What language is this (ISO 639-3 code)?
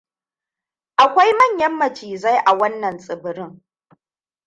hau